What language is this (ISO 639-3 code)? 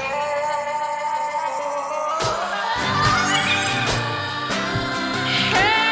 fin